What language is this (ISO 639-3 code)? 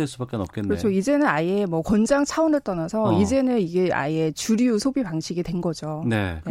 kor